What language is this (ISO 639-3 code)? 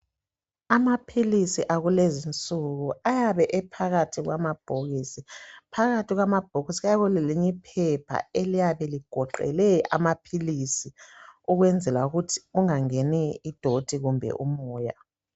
nde